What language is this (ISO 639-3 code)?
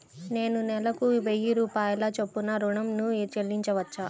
tel